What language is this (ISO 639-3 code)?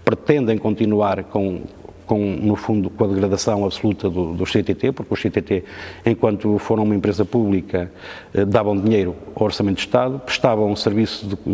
por